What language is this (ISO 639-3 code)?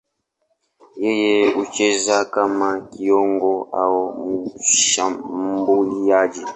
swa